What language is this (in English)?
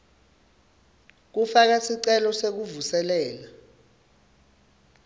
Swati